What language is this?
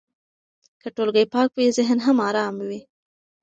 Pashto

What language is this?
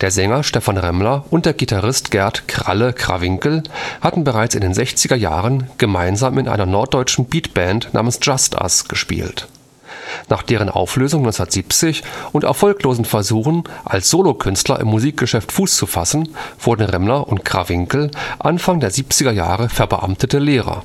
German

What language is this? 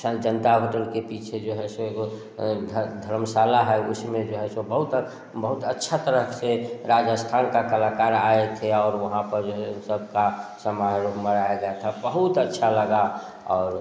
Hindi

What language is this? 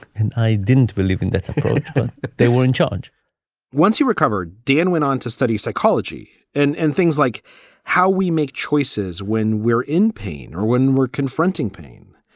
English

